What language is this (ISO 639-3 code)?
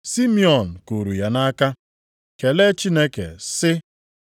ibo